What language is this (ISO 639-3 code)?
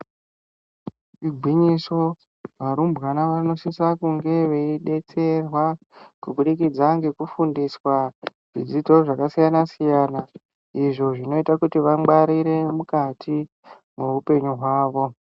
ndc